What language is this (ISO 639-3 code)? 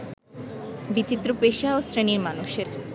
ben